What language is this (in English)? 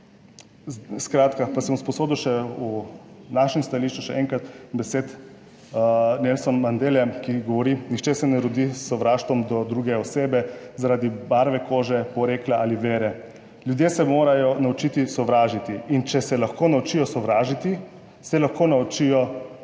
Slovenian